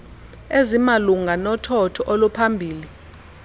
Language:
Xhosa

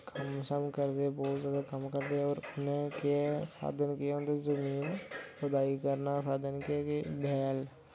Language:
Dogri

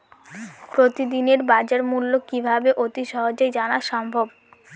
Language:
Bangla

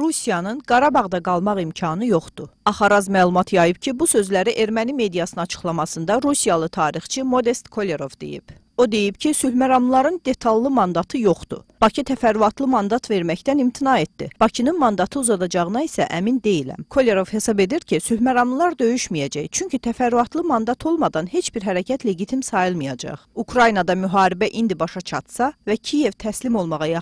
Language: Turkish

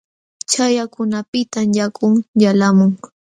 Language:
Jauja Wanca Quechua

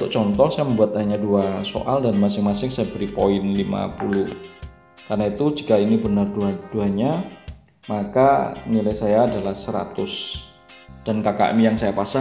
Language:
Indonesian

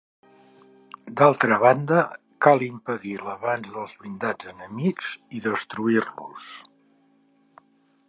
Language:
Catalan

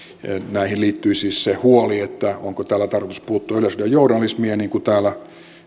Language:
Finnish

